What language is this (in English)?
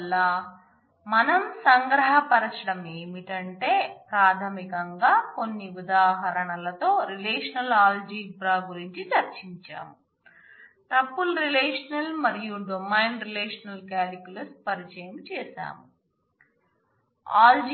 Telugu